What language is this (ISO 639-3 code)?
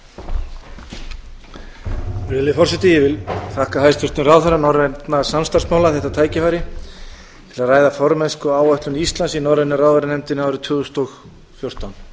isl